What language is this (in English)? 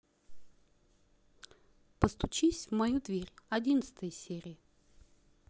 Russian